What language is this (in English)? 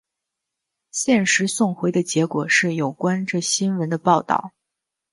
Chinese